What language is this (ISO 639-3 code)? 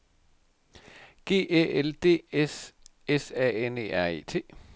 dan